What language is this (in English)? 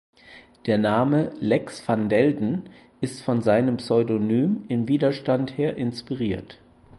German